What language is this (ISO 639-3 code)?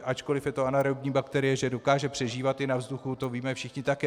ces